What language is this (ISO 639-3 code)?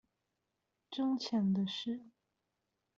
zho